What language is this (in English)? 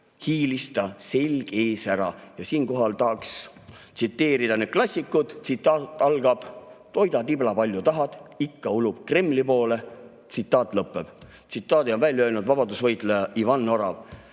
Estonian